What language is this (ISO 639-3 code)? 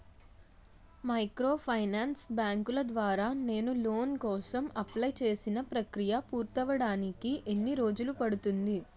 tel